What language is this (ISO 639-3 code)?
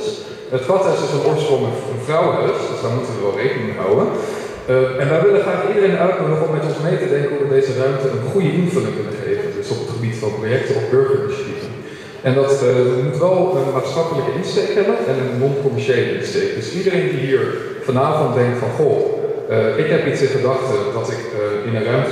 nld